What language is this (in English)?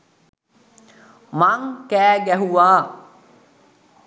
Sinhala